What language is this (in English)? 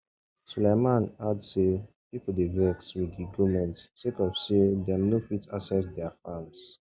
Nigerian Pidgin